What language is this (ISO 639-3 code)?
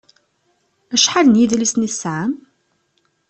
kab